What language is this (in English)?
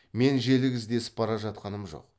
Kazakh